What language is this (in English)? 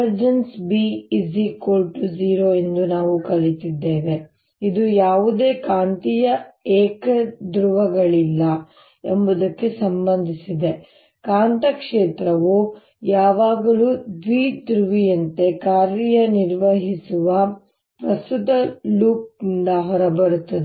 Kannada